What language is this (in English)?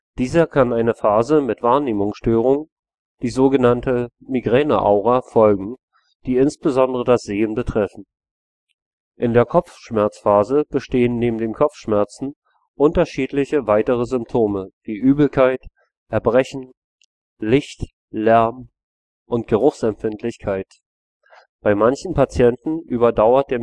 German